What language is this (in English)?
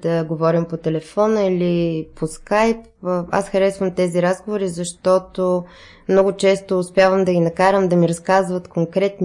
Bulgarian